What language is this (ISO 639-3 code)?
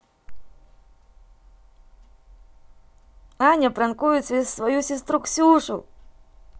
rus